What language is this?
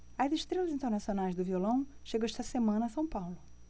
Portuguese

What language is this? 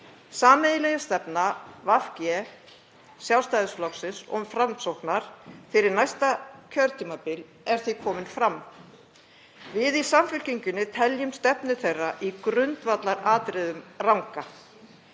Icelandic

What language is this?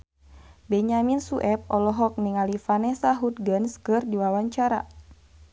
Sundanese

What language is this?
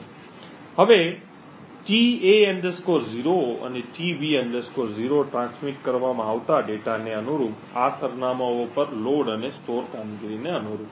Gujarati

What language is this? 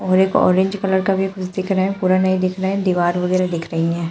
Hindi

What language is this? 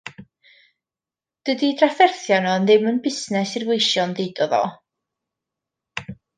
Welsh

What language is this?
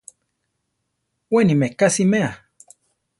Central Tarahumara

